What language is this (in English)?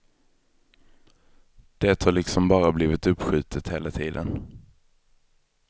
Swedish